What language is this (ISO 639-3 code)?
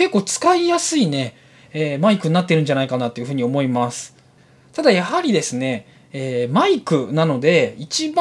jpn